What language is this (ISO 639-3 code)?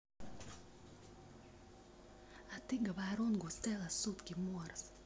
rus